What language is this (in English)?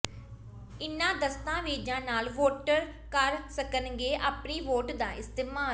Punjabi